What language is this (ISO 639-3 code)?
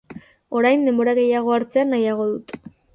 eus